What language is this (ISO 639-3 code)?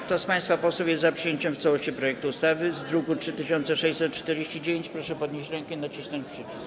pol